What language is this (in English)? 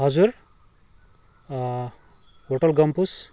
Nepali